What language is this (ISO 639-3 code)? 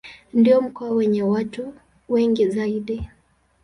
swa